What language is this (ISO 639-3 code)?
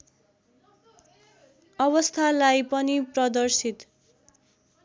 nep